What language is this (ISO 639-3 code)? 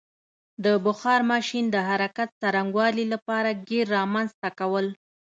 pus